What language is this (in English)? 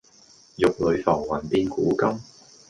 Cantonese